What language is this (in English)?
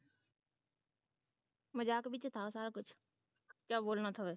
Punjabi